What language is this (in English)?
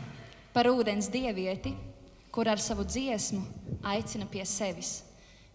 Latvian